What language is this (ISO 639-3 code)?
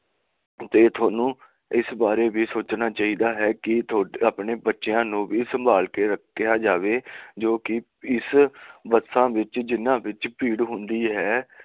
pan